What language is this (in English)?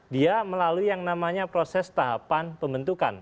Indonesian